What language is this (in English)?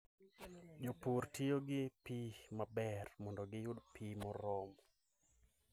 Luo (Kenya and Tanzania)